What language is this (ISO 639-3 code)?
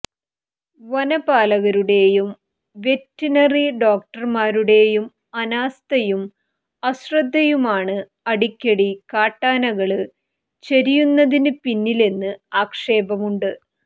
mal